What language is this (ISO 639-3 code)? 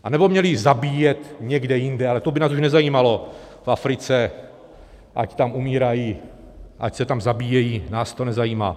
ces